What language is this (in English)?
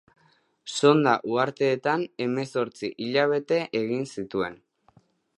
Basque